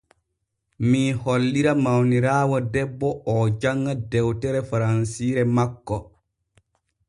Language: Borgu Fulfulde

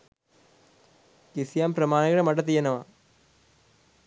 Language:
Sinhala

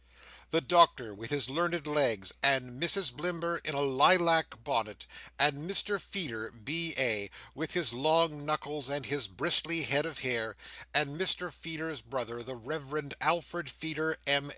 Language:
English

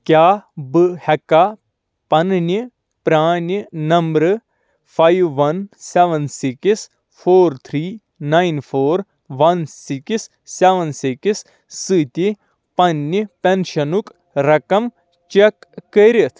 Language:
Kashmiri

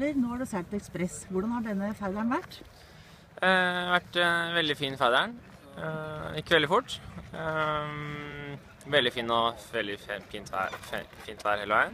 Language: Norwegian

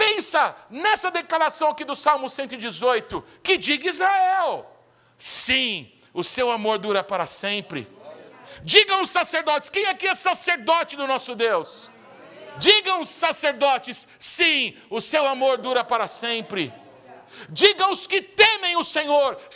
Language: Portuguese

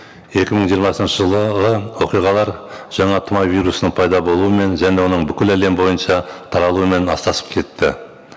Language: Kazakh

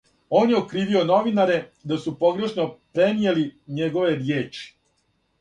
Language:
Serbian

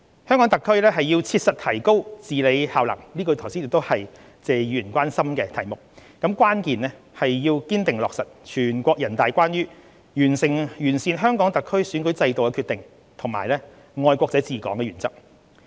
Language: Cantonese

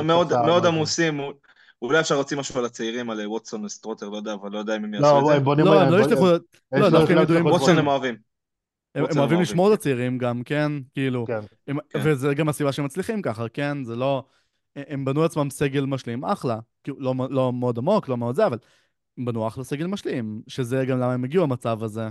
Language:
Hebrew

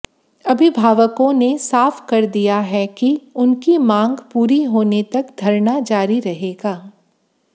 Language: Hindi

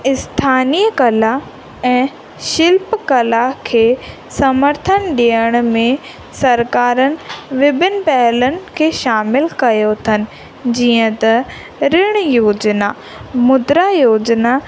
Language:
Sindhi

